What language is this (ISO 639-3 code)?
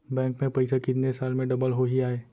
hne